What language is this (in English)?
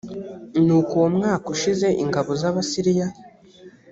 Kinyarwanda